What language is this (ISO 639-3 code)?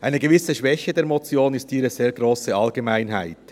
gsw